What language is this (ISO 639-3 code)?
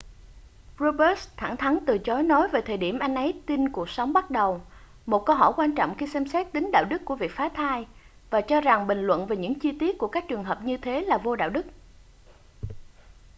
vie